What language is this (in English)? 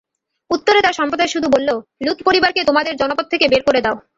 Bangla